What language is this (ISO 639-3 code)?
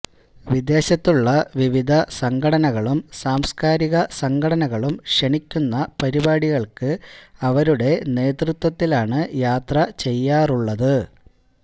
mal